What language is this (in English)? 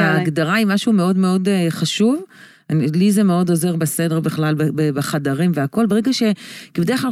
Hebrew